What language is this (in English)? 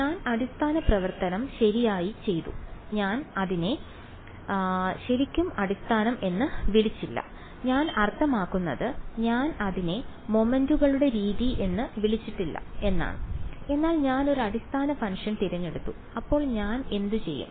Malayalam